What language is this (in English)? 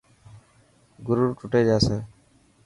Dhatki